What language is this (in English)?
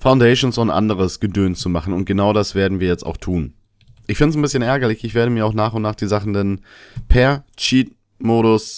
German